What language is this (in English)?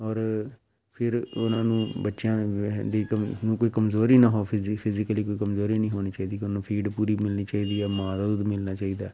Punjabi